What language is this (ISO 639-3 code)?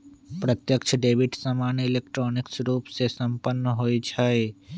mag